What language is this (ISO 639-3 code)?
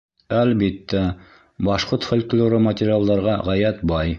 bak